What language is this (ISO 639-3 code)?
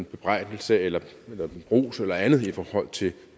dan